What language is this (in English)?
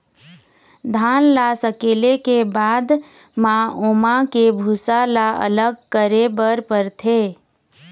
Chhattisgarhi